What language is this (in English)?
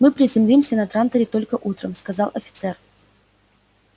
Russian